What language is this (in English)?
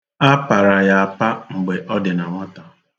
Igbo